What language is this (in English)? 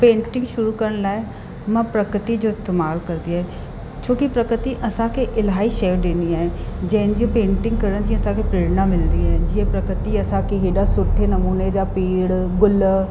Sindhi